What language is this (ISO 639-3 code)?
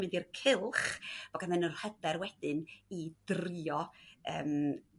cym